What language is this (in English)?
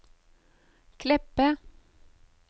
Norwegian